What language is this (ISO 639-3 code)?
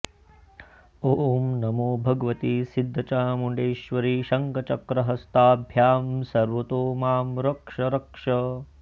san